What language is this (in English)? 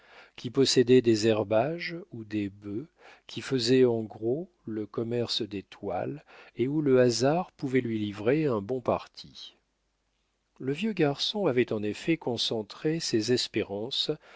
French